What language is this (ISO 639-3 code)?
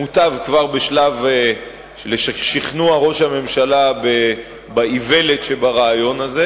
heb